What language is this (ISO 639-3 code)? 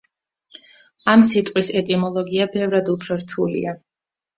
kat